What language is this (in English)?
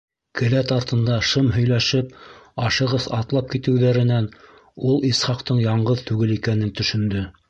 Bashkir